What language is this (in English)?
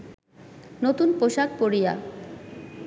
Bangla